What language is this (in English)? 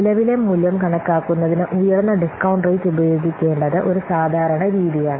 Malayalam